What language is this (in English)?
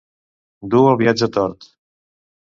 Catalan